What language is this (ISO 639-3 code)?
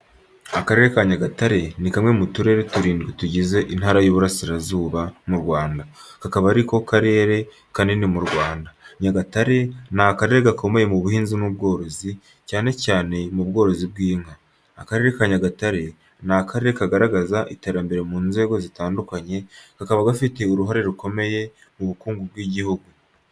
kin